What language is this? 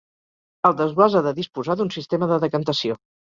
Catalan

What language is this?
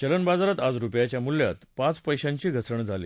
Marathi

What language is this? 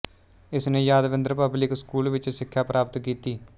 Punjabi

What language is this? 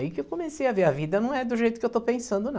Portuguese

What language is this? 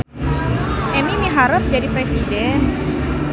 Sundanese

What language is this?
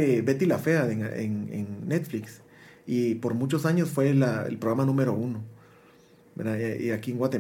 Spanish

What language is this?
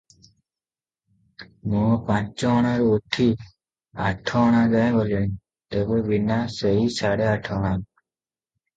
Odia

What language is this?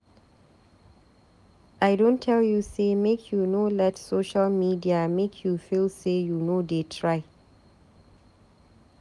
Nigerian Pidgin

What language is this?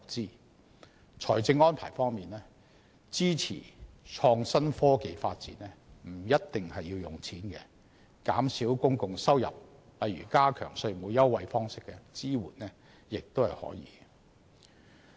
Cantonese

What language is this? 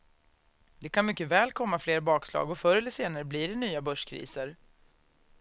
Swedish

